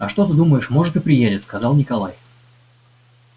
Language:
Russian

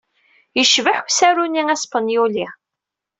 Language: Kabyle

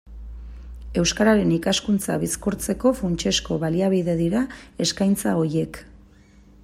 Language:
Basque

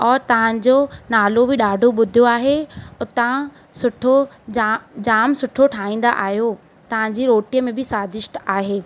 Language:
Sindhi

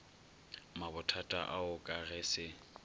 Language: Northern Sotho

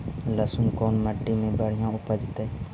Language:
Magahi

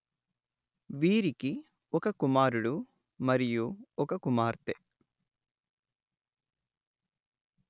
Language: Telugu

